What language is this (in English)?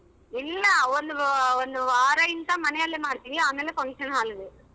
Kannada